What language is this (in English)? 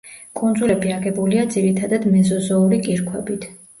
Georgian